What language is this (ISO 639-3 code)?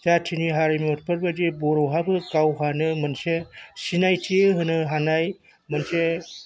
brx